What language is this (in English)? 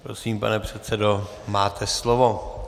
Czech